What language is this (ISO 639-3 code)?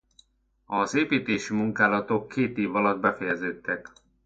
hun